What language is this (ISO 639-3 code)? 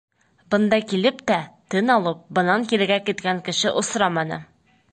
bak